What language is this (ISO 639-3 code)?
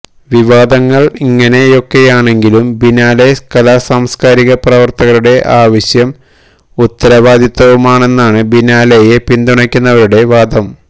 mal